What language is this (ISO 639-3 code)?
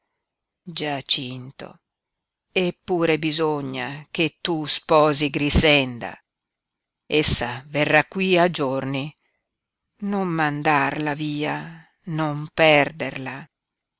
ita